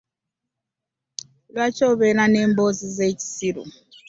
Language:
Ganda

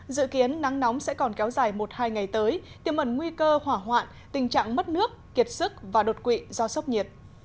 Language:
Vietnamese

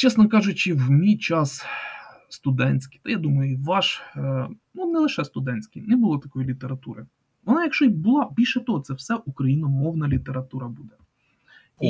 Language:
Ukrainian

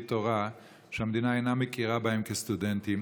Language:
Hebrew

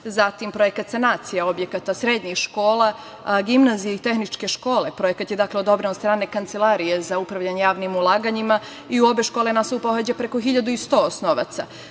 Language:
Serbian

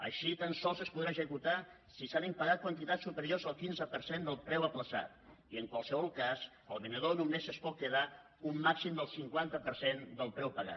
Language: Catalan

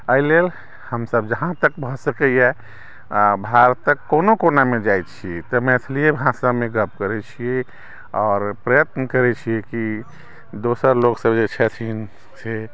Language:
Maithili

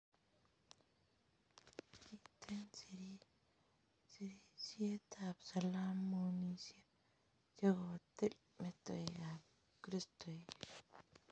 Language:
Kalenjin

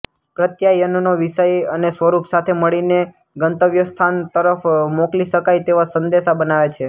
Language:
Gujarati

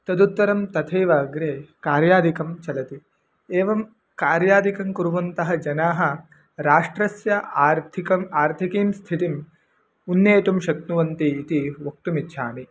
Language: Sanskrit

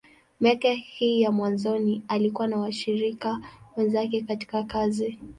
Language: Swahili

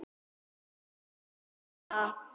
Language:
Icelandic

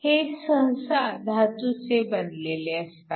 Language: Marathi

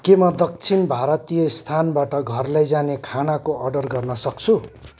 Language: Nepali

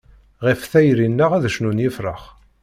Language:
Kabyle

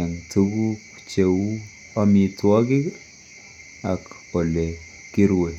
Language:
Kalenjin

